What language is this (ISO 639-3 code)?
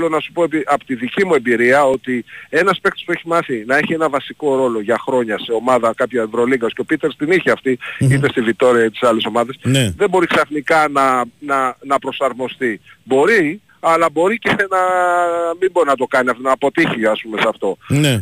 ell